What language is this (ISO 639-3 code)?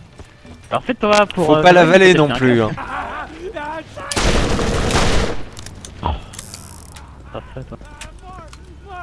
fra